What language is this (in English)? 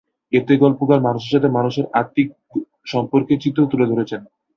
Bangla